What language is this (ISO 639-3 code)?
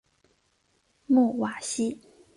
zho